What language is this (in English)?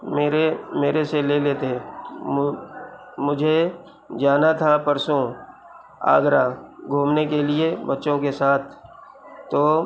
Urdu